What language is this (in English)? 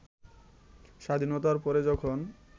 Bangla